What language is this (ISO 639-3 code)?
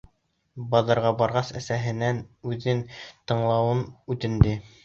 bak